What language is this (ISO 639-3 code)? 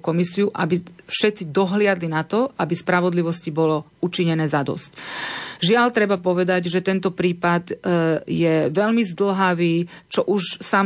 slk